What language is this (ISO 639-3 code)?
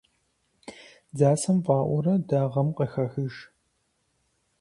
kbd